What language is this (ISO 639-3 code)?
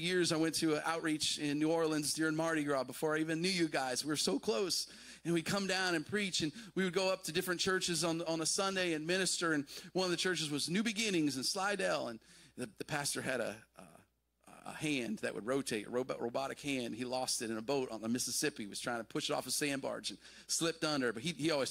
eng